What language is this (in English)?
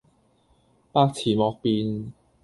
Cantonese